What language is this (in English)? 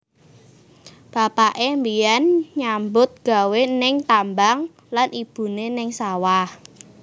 Javanese